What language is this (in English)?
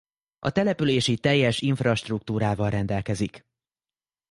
Hungarian